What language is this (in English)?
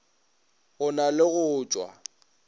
Northern Sotho